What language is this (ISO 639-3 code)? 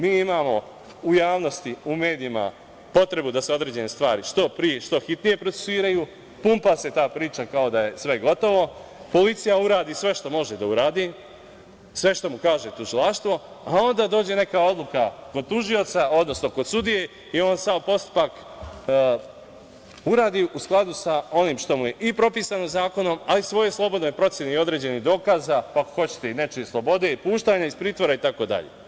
srp